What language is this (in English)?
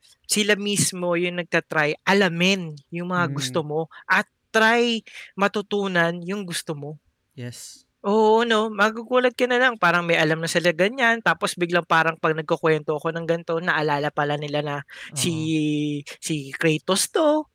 Filipino